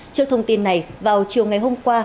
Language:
Vietnamese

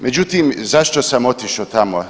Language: Croatian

